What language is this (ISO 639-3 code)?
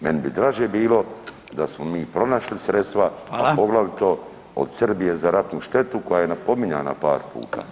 hrv